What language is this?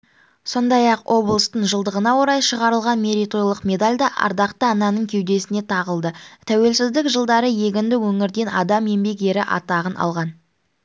Kazakh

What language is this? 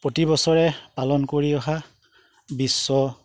Assamese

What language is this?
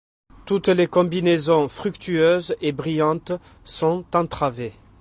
French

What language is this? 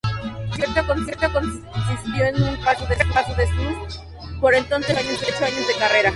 Spanish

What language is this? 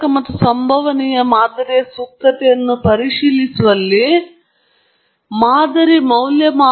Kannada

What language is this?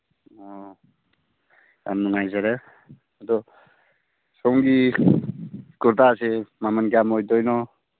Manipuri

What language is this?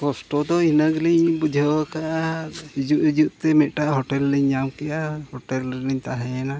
Santali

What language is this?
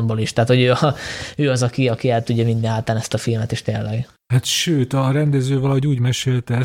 Hungarian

